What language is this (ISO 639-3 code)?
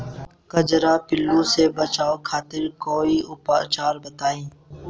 bho